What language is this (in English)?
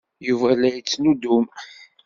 Kabyle